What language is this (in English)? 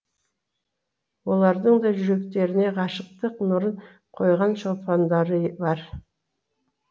Kazakh